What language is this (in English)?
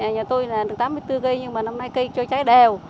Vietnamese